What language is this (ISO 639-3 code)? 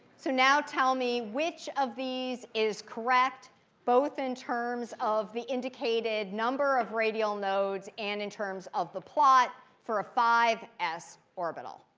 eng